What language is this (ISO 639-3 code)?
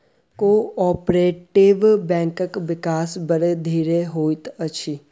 mai